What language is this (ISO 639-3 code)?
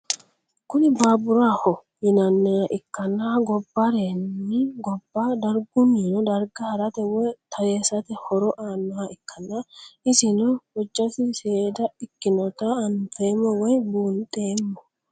sid